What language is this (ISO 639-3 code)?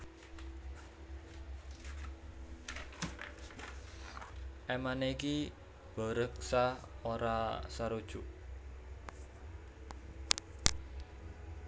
jav